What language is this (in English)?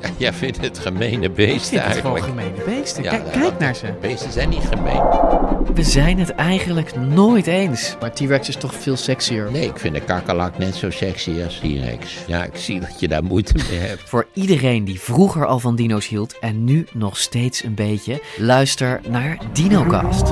Dutch